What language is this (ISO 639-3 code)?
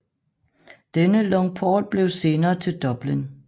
dan